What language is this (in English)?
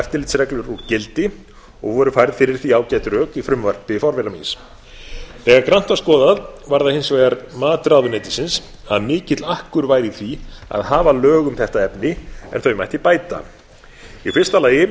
Icelandic